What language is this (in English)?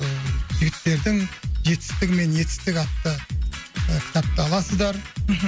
Kazakh